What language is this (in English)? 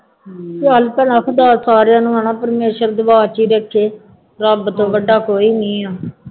Punjabi